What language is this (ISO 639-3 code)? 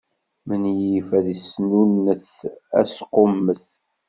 kab